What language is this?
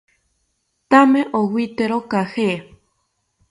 South Ucayali Ashéninka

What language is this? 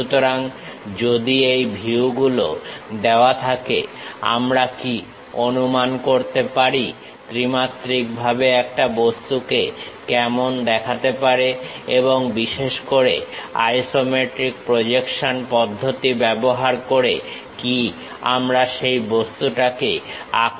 Bangla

